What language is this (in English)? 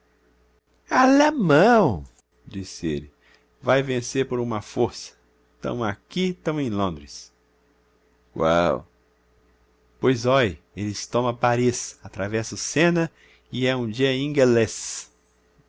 Portuguese